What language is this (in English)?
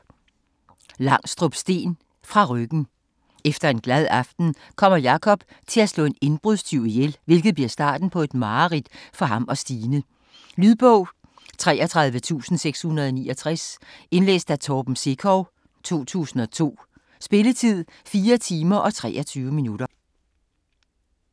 Danish